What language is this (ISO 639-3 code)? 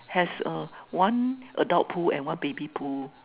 eng